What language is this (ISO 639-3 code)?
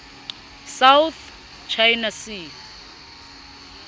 sot